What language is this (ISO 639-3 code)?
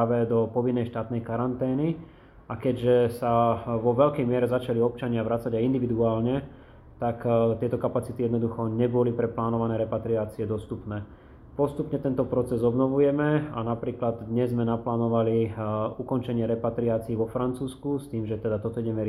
slk